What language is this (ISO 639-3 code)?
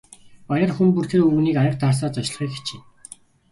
mon